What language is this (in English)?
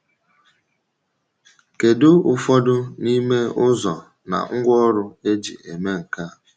Igbo